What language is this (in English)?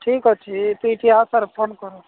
Odia